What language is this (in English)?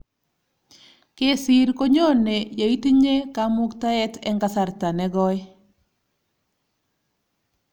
Kalenjin